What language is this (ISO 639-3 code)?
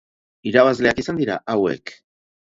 eus